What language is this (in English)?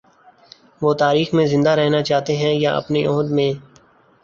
Urdu